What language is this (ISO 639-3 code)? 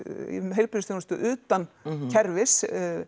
isl